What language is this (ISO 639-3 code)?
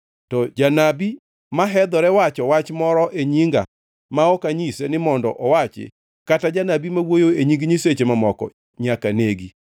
luo